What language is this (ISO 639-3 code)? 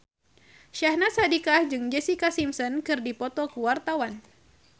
sun